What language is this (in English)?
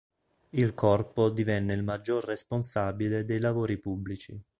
Italian